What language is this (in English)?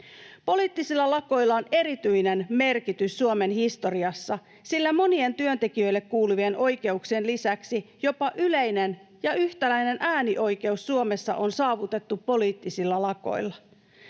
Finnish